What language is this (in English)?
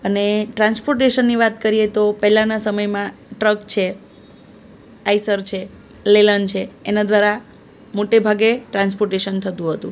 Gujarati